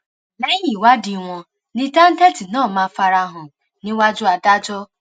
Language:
Yoruba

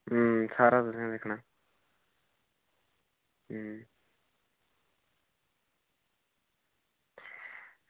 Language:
Dogri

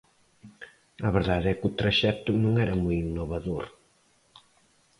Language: Galician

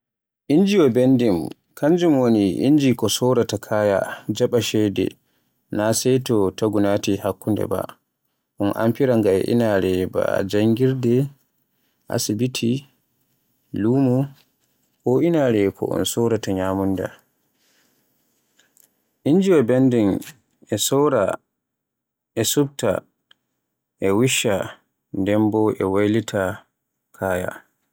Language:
Borgu Fulfulde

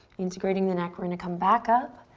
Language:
English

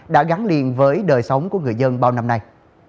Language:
Vietnamese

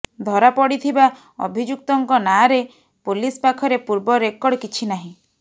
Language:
Odia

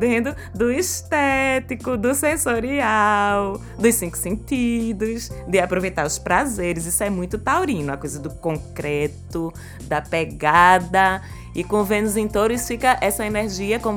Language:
Portuguese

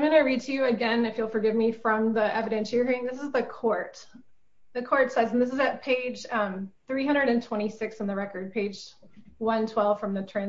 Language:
English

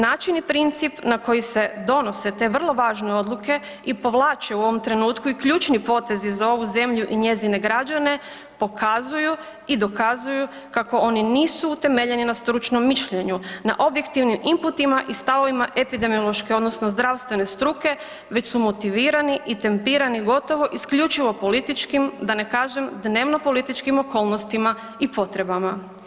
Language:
Croatian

